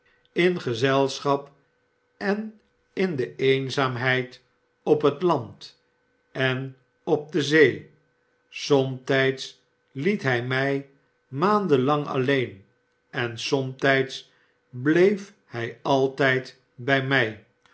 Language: Dutch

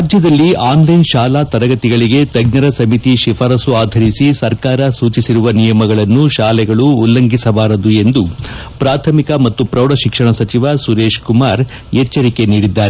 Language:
Kannada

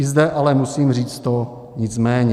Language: Czech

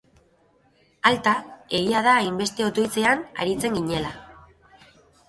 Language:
Basque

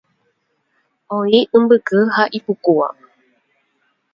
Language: Guarani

